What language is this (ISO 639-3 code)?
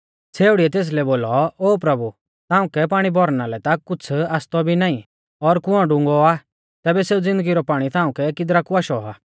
bfz